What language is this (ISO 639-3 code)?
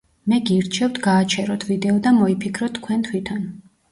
kat